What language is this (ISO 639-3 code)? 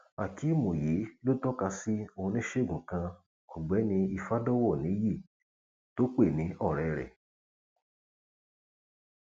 yor